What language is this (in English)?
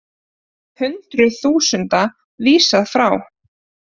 Icelandic